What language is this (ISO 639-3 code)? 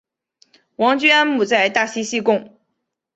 zho